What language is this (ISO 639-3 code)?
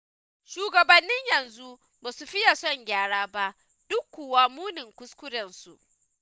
hau